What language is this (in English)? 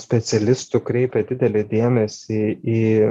Lithuanian